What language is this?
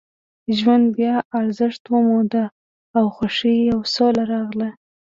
Pashto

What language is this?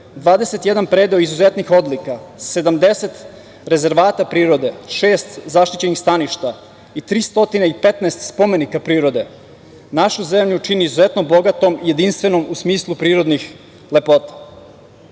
Serbian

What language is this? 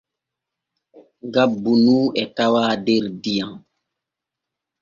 Borgu Fulfulde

